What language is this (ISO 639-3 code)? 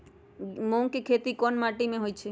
mag